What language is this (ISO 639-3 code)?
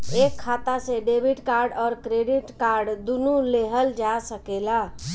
bho